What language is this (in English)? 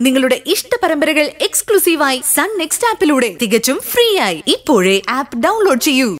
Malayalam